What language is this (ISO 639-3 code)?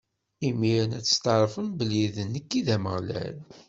kab